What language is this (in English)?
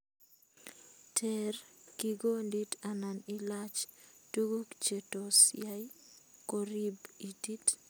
Kalenjin